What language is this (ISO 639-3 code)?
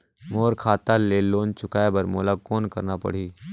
hne